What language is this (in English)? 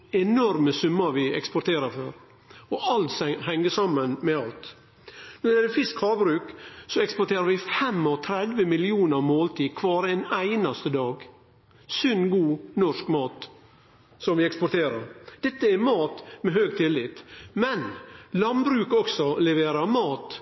Norwegian Nynorsk